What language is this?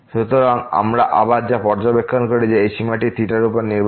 Bangla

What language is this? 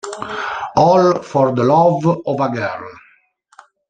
Italian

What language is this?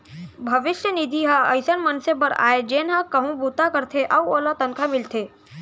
Chhattisgarhi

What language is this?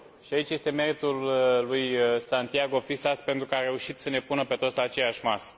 Romanian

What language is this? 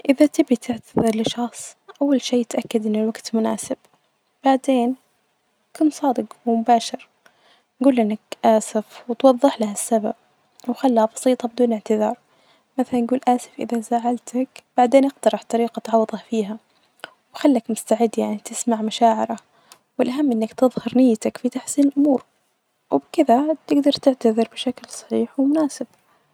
Najdi Arabic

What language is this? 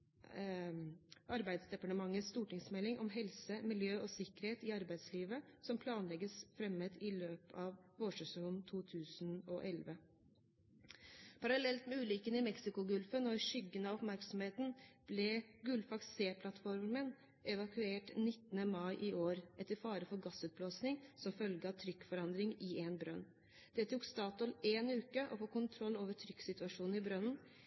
Norwegian Bokmål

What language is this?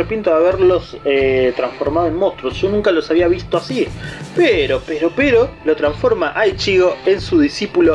Spanish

